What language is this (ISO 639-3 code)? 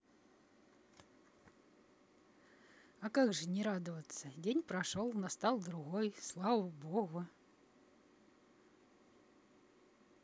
rus